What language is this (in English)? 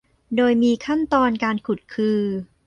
Thai